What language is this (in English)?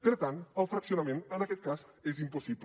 Catalan